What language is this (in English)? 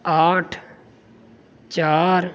Urdu